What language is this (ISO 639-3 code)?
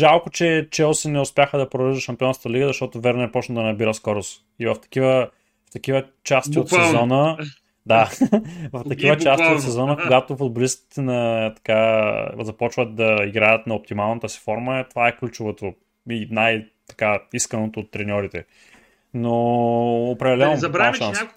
bul